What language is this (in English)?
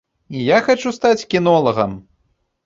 Belarusian